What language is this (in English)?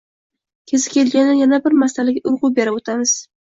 Uzbek